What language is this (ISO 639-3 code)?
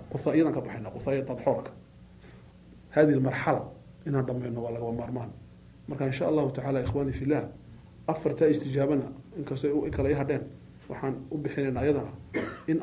ara